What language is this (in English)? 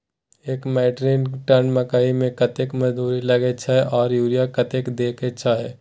Maithili